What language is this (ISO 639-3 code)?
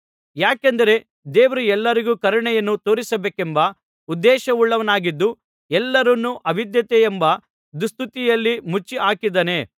kan